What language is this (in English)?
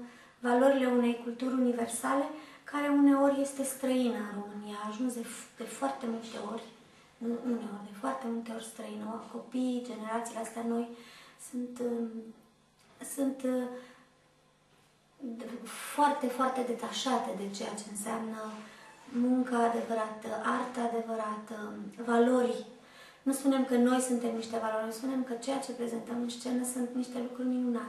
Romanian